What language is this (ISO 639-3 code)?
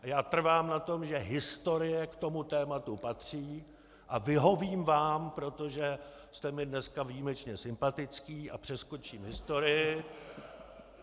ces